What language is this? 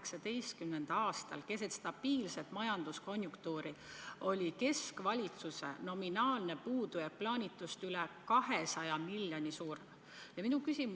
Estonian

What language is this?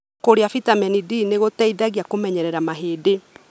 Kikuyu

